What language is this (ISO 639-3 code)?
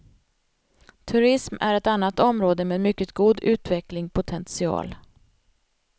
swe